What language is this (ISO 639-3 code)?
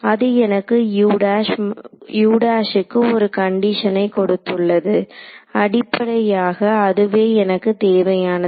tam